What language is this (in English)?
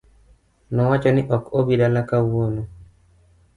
Luo (Kenya and Tanzania)